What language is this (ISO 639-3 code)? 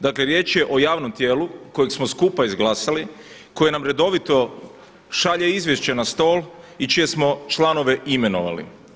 hrv